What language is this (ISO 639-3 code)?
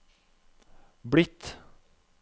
nor